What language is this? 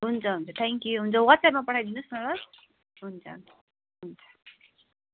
Nepali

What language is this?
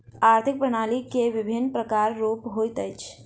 Maithili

